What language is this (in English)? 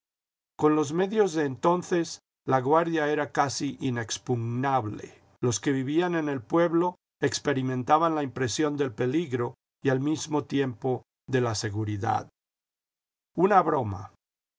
Spanish